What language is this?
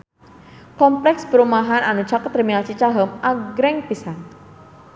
Sundanese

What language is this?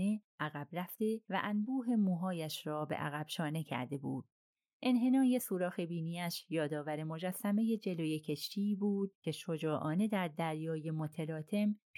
Persian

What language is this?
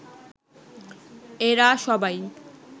Bangla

